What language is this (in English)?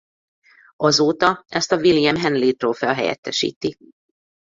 Hungarian